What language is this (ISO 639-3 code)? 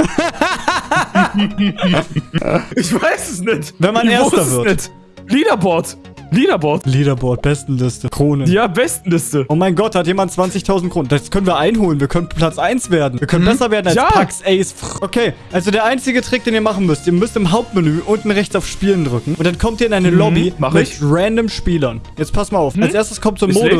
deu